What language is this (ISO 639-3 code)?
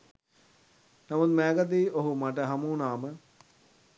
sin